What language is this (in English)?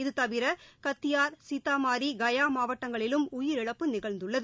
Tamil